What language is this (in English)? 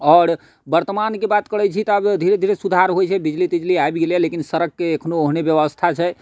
Maithili